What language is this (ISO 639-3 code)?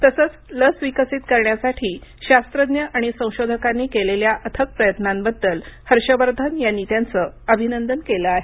mar